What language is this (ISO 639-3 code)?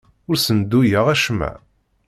kab